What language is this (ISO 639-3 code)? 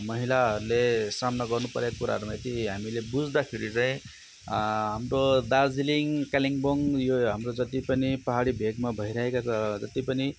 nep